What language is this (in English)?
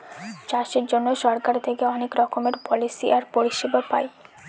Bangla